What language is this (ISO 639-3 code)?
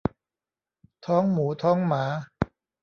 tha